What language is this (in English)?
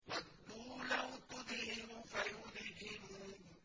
Arabic